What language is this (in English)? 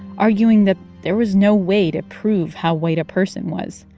English